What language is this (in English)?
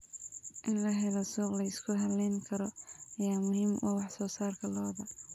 Somali